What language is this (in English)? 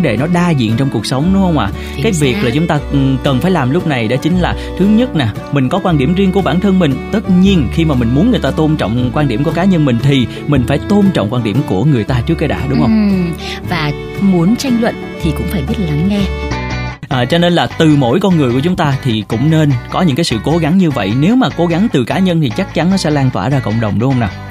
Vietnamese